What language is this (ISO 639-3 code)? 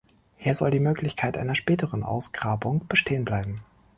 deu